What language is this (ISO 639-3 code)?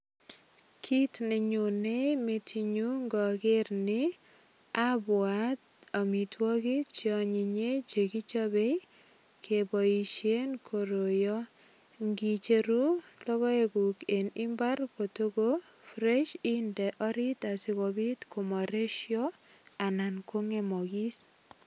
kln